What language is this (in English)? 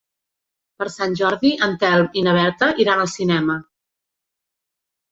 Catalan